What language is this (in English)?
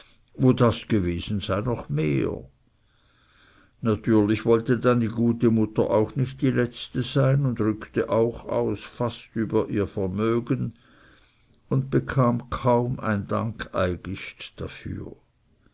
German